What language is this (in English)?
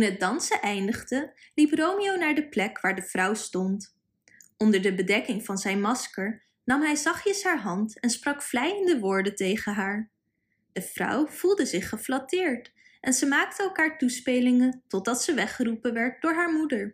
Dutch